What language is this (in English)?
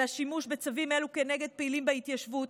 Hebrew